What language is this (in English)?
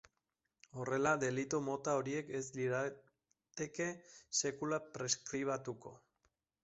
Basque